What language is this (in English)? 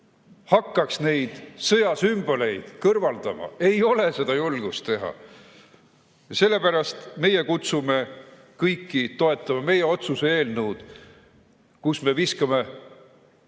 Estonian